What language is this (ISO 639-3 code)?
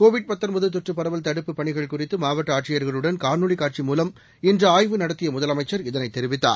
tam